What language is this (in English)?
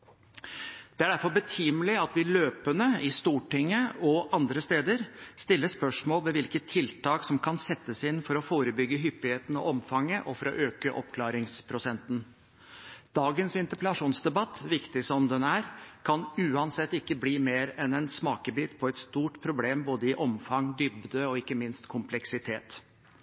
Norwegian Bokmål